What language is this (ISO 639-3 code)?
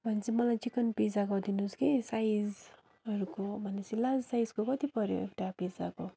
nep